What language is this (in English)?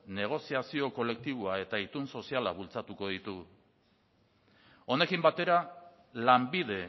Basque